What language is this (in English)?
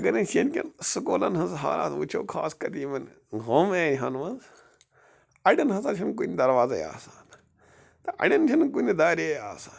Kashmiri